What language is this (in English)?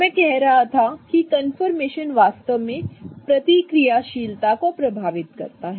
Hindi